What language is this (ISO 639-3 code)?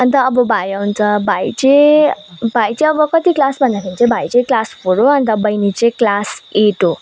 nep